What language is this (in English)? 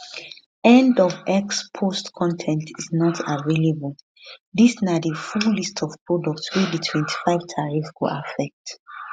Nigerian Pidgin